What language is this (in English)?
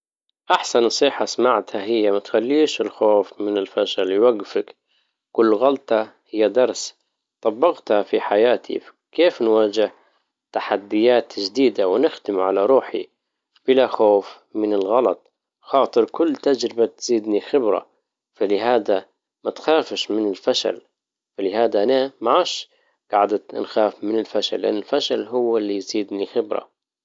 Libyan Arabic